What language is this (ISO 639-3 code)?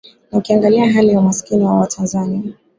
swa